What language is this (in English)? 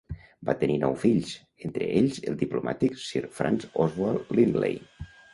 Catalan